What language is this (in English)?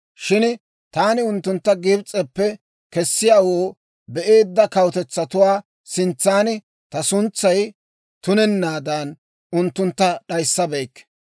Dawro